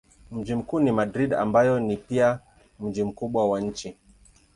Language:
Swahili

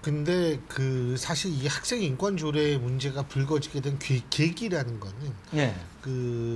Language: Korean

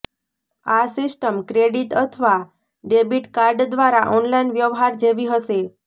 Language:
Gujarati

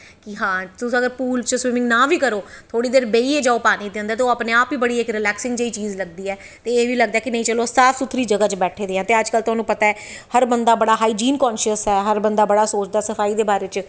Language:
Dogri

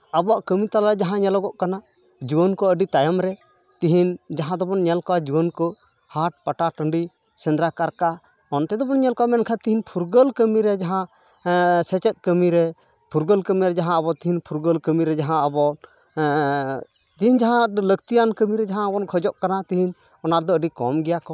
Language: Santali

